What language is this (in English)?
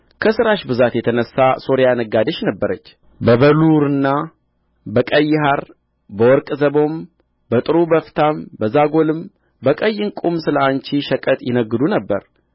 Amharic